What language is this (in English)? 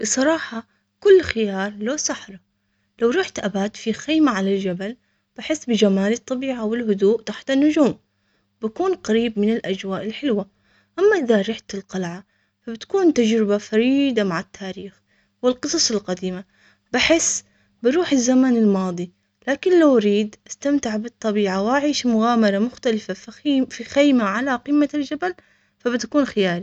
Omani Arabic